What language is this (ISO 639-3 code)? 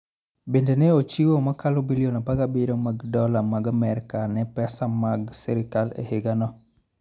luo